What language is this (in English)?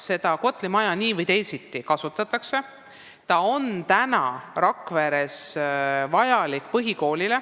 Estonian